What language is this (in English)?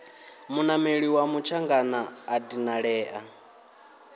Venda